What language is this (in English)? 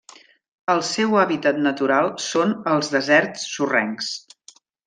Catalan